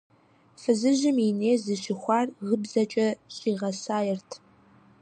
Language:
Kabardian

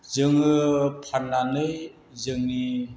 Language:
Bodo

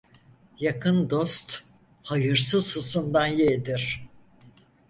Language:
Turkish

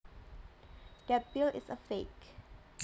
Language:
Javanese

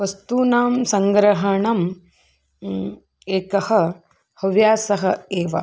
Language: Sanskrit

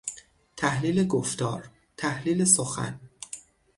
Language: Persian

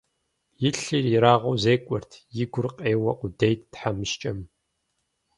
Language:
Kabardian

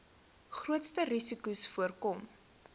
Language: Afrikaans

